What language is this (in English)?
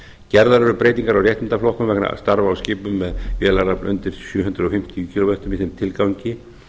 Icelandic